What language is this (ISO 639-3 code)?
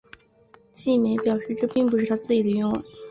zho